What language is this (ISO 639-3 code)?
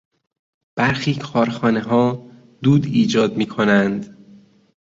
fas